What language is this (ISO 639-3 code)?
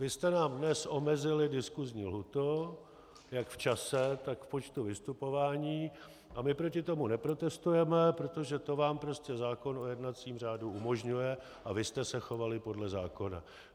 ces